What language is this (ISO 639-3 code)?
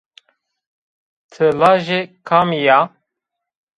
zza